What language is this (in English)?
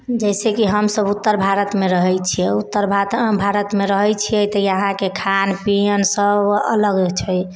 Maithili